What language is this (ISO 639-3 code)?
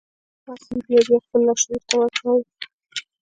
pus